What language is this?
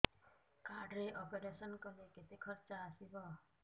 Odia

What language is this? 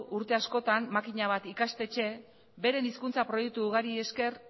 Basque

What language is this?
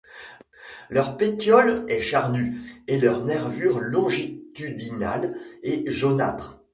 French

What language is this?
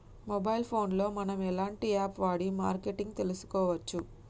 Telugu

